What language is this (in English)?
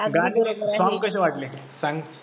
Marathi